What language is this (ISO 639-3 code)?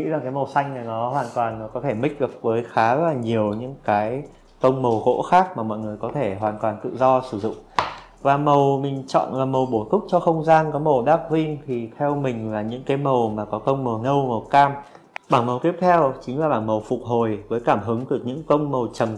vie